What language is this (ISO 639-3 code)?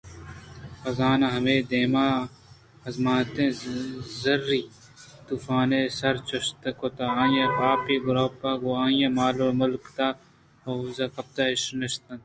bgp